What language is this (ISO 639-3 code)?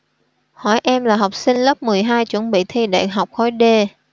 vie